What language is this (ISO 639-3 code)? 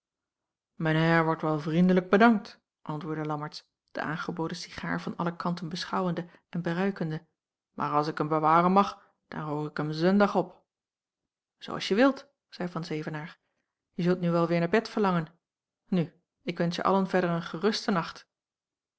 nld